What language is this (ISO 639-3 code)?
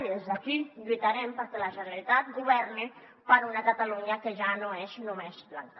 cat